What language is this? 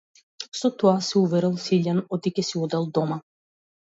Macedonian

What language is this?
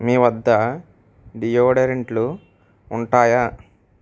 Telugu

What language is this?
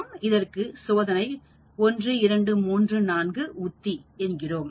Tamil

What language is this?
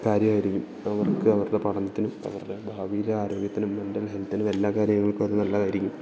Malayalam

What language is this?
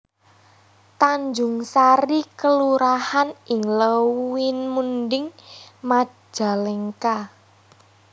Javanese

